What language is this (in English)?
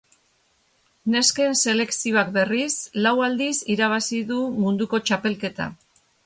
Basque